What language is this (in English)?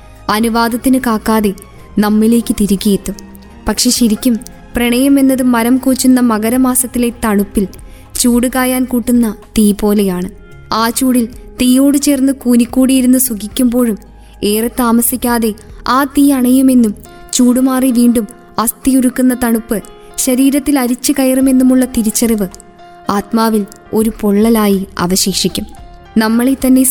Malayalam